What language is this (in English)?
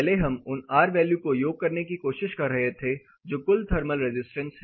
Hindi